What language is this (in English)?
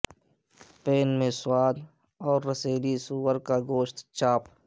Urdu